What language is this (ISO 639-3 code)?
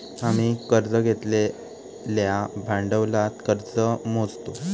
mar